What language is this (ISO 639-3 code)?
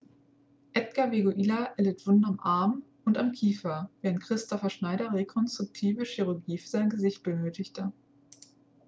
deu